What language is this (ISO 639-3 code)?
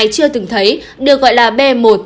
vie